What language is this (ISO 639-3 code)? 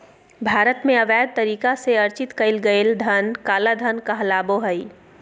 mag